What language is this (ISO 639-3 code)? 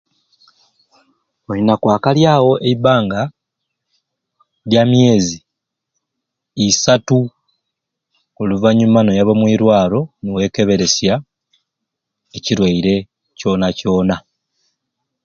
ruc